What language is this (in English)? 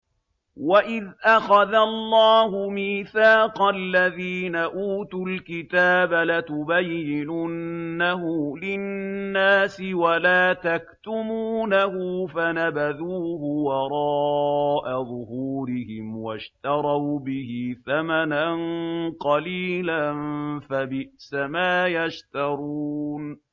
Arabic